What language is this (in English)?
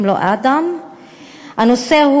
Hebrew